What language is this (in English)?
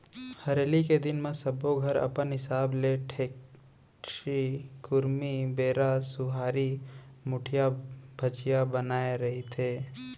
Chhattisgarhi